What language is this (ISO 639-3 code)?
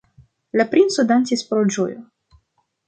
epo